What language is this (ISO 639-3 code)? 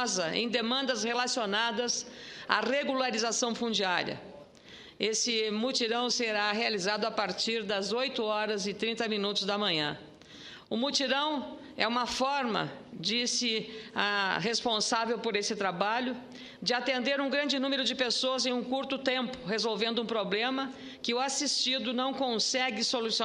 por